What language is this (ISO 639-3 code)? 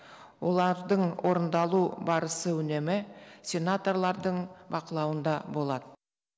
kaz